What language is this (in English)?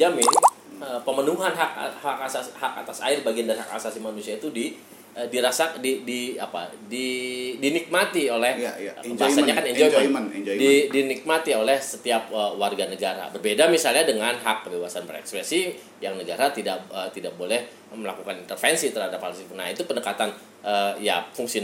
Indonesian